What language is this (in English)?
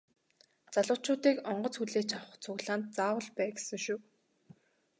Mongolian